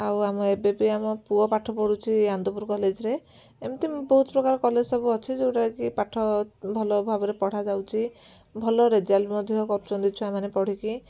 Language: Odia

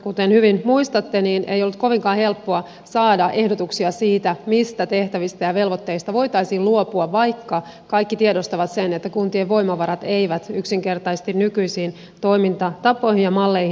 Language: Finnish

